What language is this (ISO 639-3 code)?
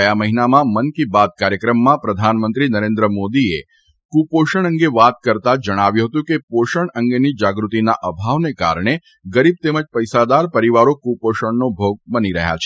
guj